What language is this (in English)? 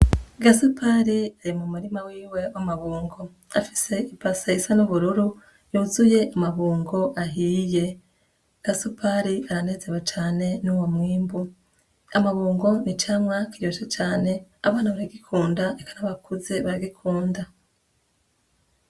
Rundi